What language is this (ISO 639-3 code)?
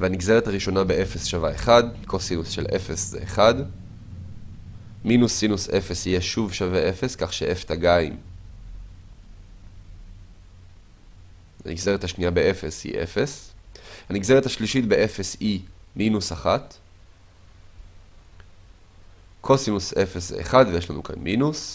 heb